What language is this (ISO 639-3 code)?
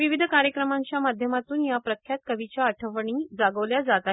mar